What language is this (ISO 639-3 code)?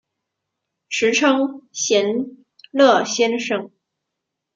zho